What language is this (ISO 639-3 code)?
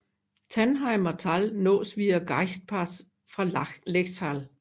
dan